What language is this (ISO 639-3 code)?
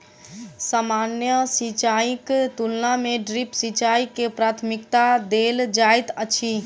mai